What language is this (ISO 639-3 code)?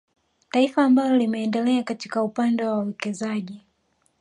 swa